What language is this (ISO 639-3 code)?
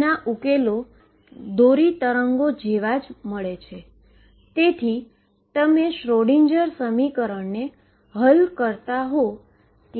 guj